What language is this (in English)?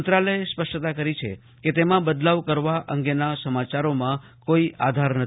Gujarati